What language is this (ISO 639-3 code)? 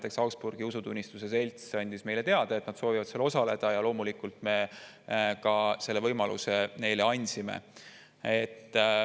est